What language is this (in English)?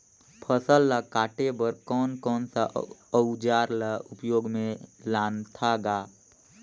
Chhattisgarhi